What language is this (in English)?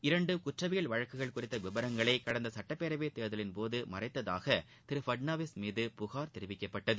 Tamil